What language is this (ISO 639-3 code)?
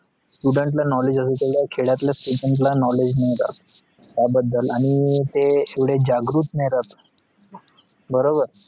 mar